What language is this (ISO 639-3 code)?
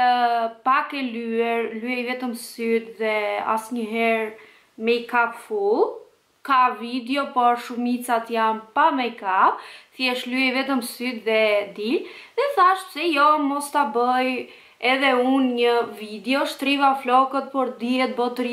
ron